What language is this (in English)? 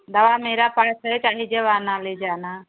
Hindi